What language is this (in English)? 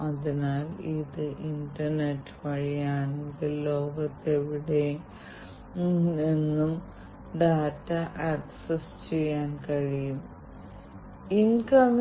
Malayalam